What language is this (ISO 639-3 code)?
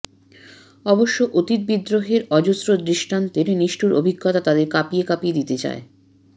ben